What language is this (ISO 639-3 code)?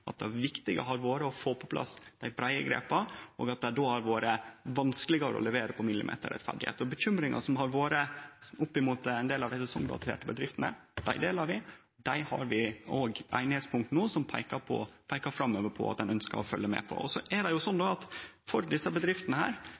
nno